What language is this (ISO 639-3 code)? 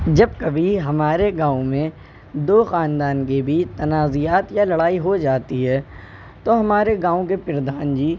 urd